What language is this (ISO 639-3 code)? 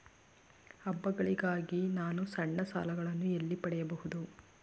kan